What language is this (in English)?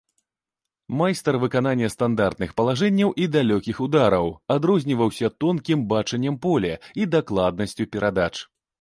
Belarusian